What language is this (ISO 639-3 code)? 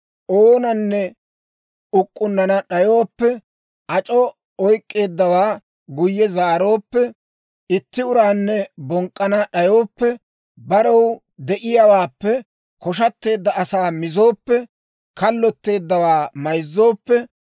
dwr